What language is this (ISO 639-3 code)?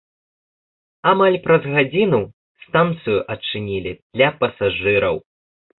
bel